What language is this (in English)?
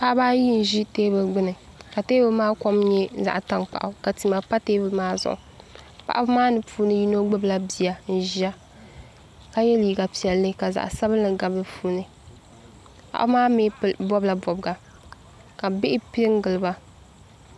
Dagbani